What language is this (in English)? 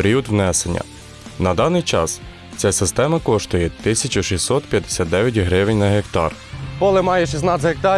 Ukrainian